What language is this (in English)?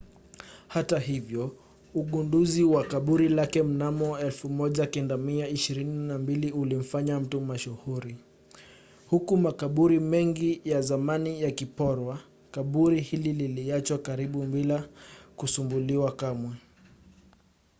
Swahili